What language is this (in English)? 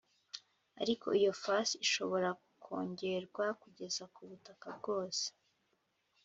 Kinyarwanda